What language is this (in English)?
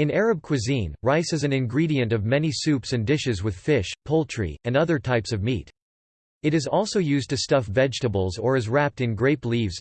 English